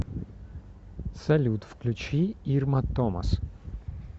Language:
Russian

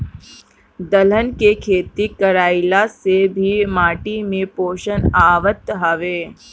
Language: Bhojpuri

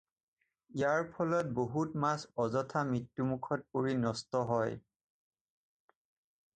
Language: Assamese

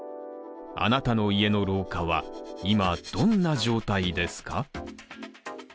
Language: Japanese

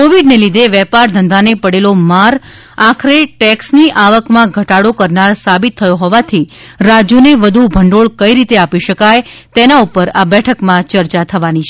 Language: Gujarati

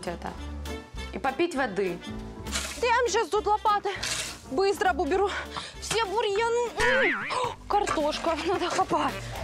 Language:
Russian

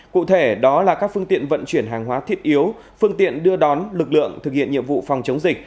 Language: Vietnamese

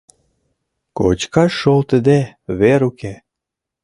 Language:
Mari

